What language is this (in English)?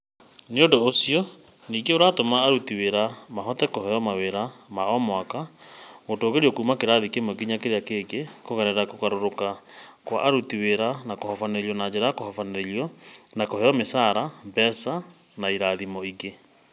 Kikuyu